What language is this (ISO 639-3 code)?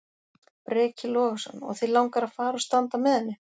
isl